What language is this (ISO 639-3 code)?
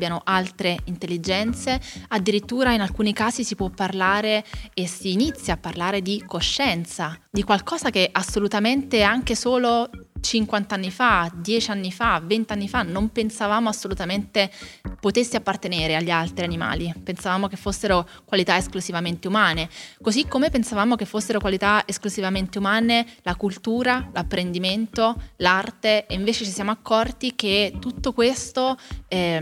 ita